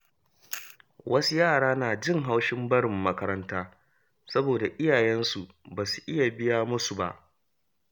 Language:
Hausa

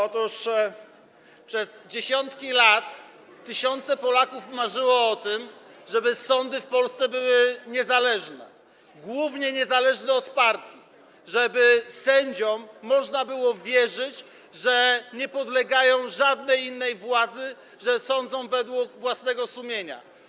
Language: Polish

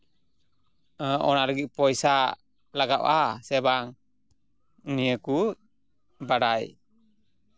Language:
Santali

